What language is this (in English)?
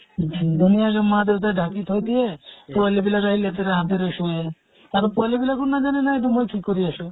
Assamese